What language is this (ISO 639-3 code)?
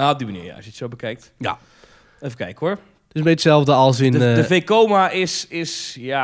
nld